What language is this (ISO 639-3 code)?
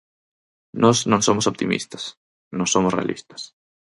glg